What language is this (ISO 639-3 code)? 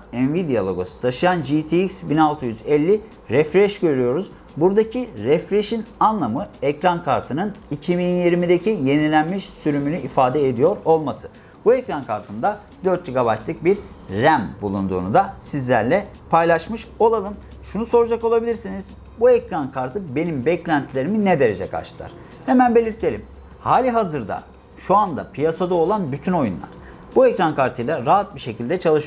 tur